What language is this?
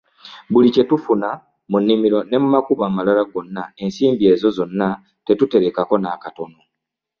Ganda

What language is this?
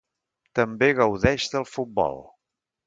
Catalan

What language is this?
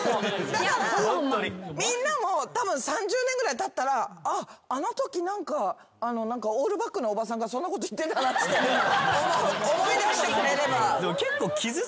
Japanese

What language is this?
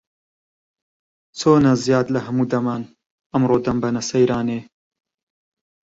Central Kurdish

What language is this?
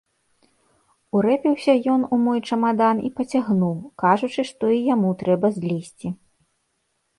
Belarusian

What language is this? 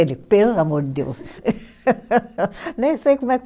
Portuguese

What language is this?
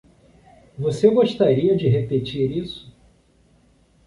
Portuguese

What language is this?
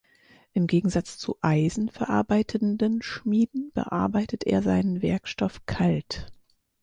German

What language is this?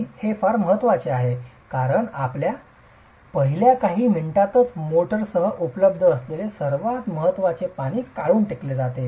Marathi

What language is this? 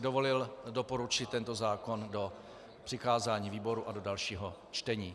Czech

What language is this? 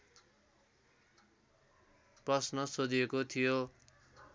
Nepali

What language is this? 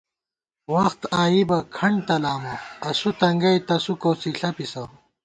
Gawar-Bati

